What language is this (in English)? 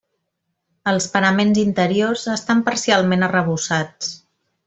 Catalan